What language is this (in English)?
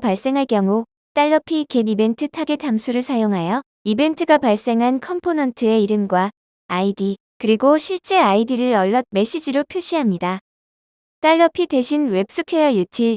Korean